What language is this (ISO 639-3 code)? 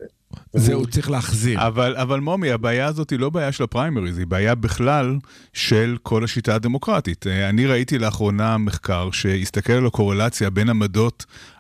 heb